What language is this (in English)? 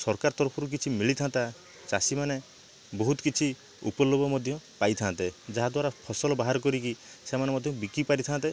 Odia